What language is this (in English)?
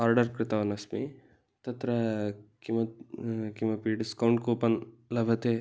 Sanskrit